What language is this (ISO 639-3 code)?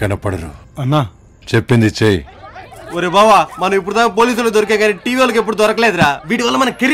hin